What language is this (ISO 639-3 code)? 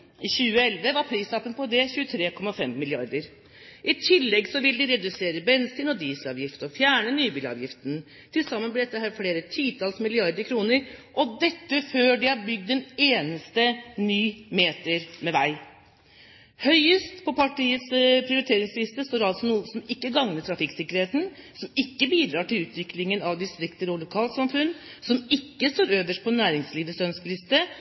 nob